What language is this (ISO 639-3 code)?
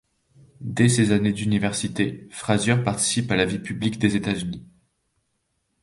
fra